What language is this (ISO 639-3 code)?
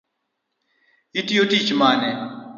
luo